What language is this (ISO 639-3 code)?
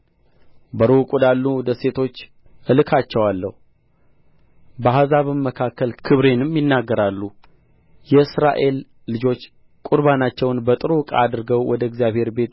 amh